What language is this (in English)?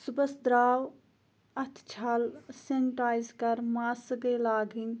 Kashmiri